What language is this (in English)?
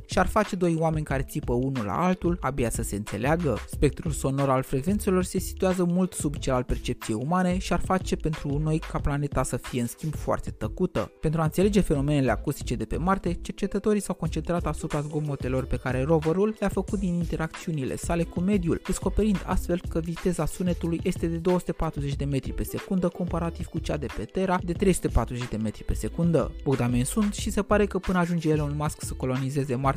Romanian